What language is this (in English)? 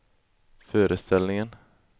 Swedish